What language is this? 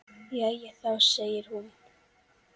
Icelandic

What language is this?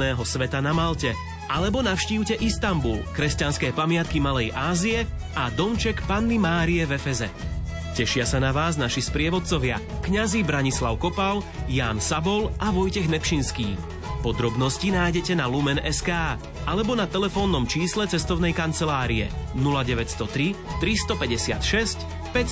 Slovak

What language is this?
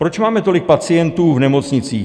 Czech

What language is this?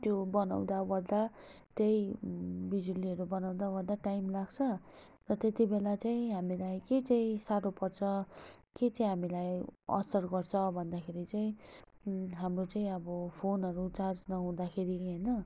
Nepali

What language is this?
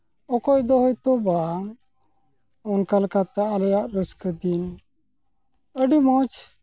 Santali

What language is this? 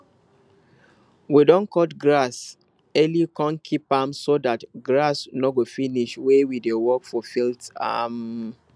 Nigerian Pidgin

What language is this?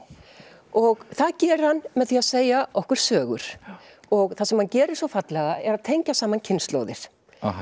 Icelandic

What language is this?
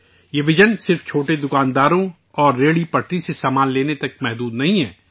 Urdu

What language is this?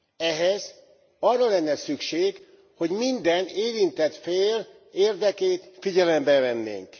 Hungarian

